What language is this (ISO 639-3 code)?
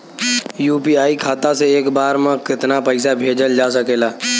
bho